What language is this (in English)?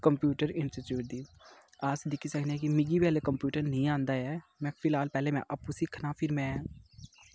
Dogri